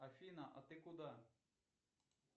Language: Russian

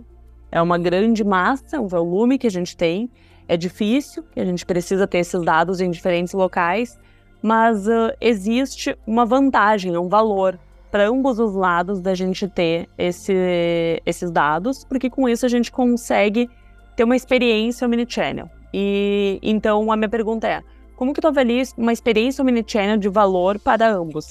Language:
Portuguese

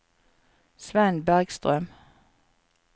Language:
Norwegian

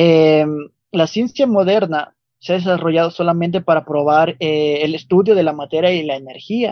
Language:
Spanish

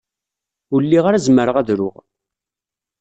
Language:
Kabyle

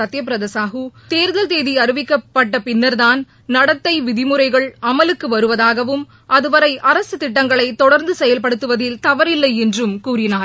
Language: Tamil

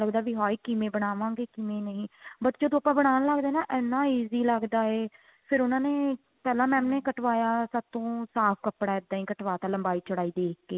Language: Punjabi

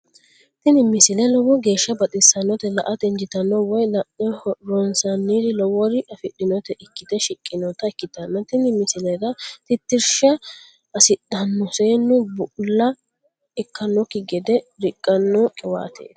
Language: Sidamo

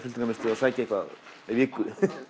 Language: Icelandic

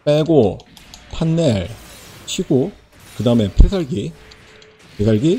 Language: Korean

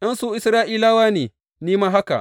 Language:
Hausa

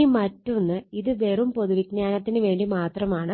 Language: Malayalam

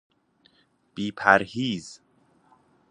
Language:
Persian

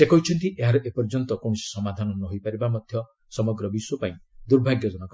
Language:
Odia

